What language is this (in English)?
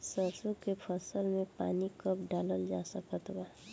Bhojpuri